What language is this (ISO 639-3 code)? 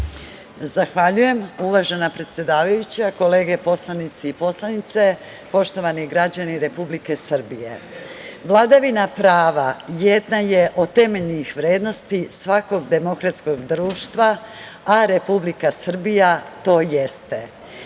srp